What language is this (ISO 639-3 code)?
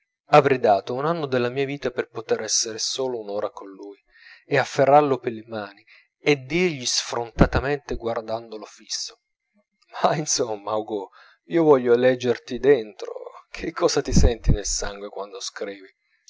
ita